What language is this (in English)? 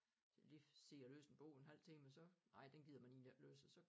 Danish